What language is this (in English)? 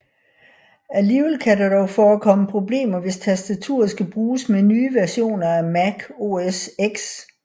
Danish